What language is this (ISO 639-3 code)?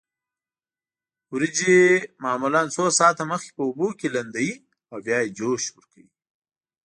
pus